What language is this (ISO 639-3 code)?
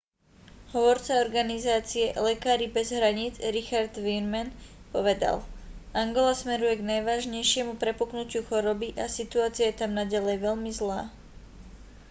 slk